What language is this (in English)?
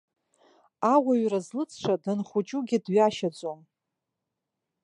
Abkhazian